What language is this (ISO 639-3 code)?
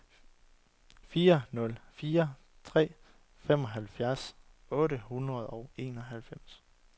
dan